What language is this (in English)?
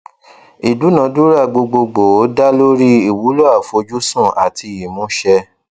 Yoruba